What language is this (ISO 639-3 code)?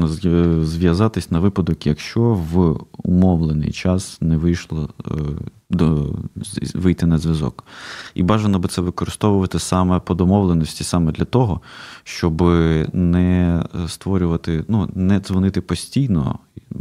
ukr